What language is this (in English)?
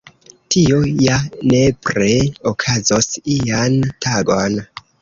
Esperanto